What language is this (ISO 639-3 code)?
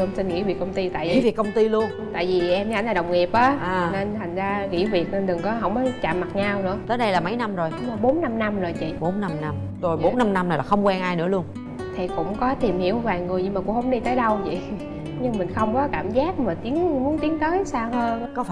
vie